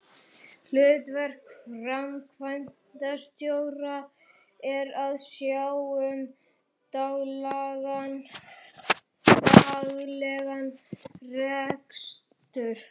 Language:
Icelandic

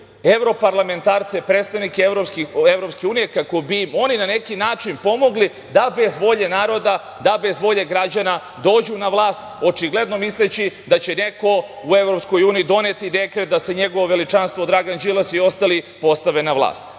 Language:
Serbian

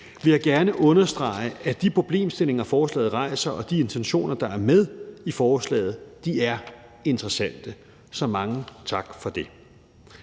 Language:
Danish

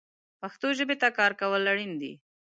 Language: Pashto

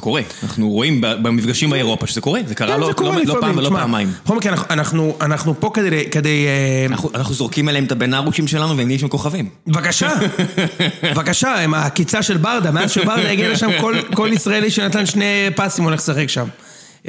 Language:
Hebrew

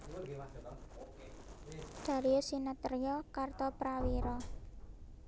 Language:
Javanese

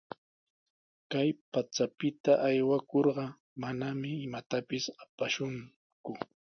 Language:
Sihuas Ancash Quechua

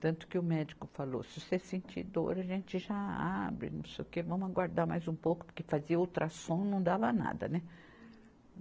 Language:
Portuguese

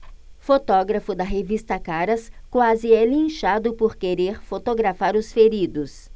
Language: Portuguese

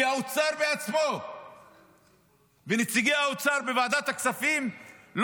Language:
Hebrew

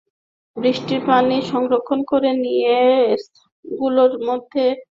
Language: Bangla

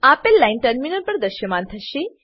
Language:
Gujarati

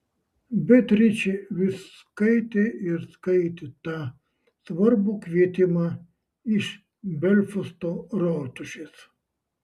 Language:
Lithuanian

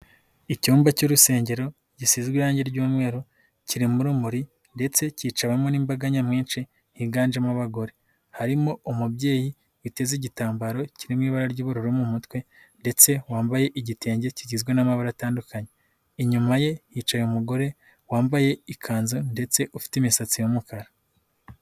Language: Kinyarwanda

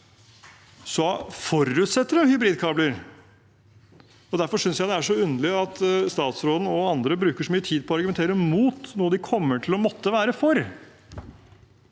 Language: Norwegian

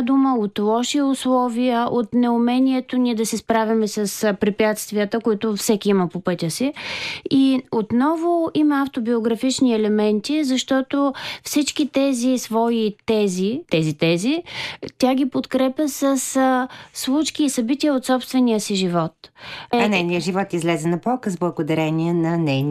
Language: Bulgarian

